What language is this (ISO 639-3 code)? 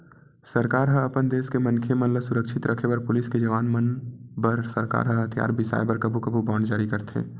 hne